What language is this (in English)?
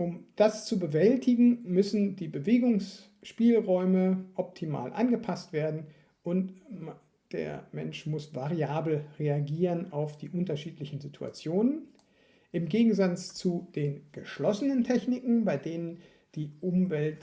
German